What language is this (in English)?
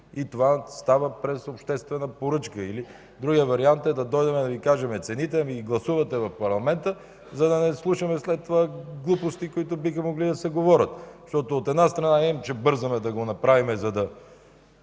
Bulgarian